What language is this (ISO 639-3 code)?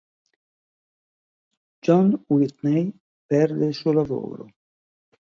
ita